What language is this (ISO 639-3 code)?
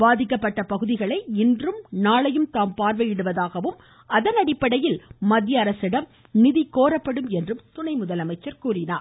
tam